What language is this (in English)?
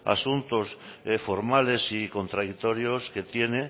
Spanish